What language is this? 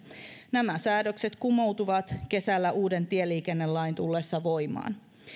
Finnish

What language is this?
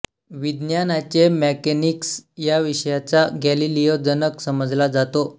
Marathi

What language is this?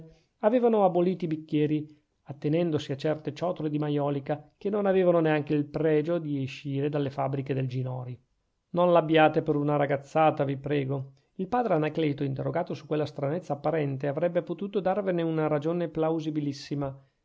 Italian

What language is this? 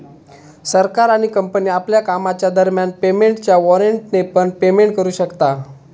Marathi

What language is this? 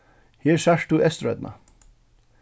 Faroese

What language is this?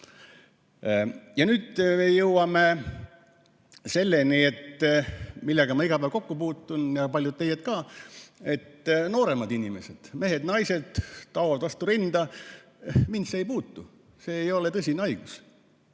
Estonian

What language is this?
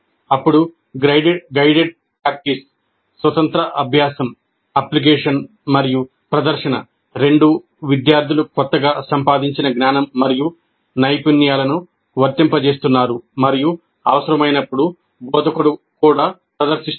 Telugu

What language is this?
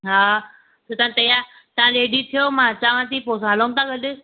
Sindhi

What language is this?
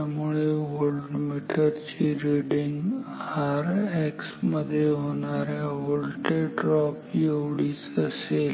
Marathi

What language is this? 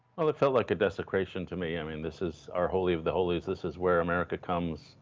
English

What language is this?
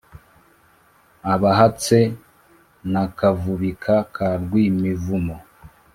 Kinyarwanda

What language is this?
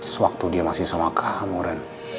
Indonesian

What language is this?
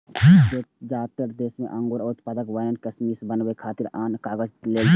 Maithili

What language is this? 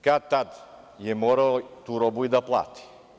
Serbian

